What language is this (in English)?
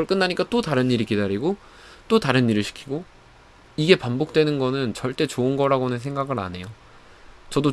Korean